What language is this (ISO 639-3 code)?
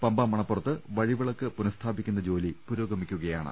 mal